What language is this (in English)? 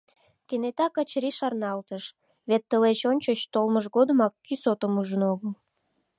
Mari